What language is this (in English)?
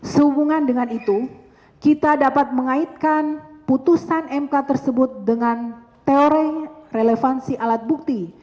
Indonesian